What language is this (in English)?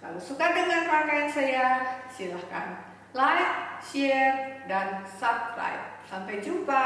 Indonesian